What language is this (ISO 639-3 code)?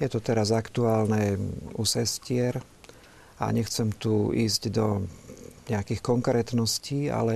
slk